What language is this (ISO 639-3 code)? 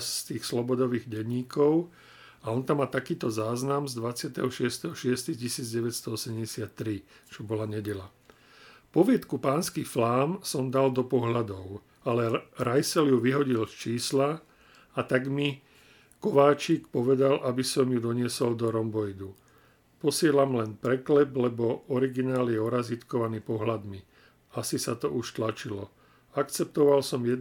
slk